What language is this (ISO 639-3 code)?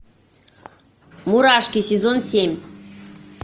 rus